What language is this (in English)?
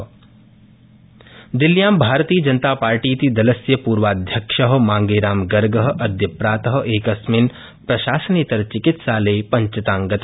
Sanskrit